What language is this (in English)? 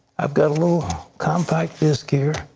English